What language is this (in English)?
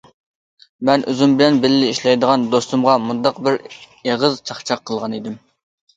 Uyghur